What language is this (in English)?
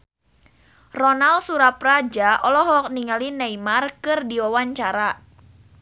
Sundanese